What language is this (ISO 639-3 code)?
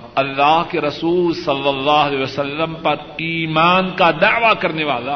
urd